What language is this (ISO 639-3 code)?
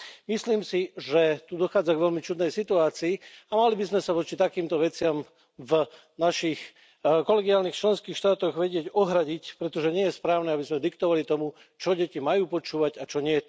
slk